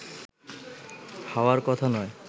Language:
Bangla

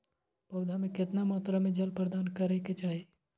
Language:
Maithili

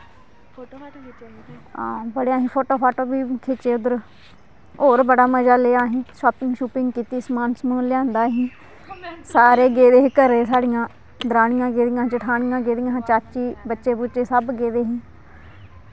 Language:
Dogri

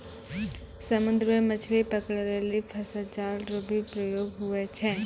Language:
Maithili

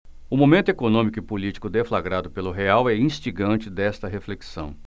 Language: Portuguese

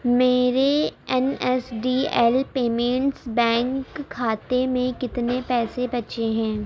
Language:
Urdu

